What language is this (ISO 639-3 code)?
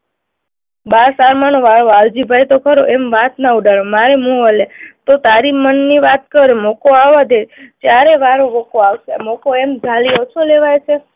guj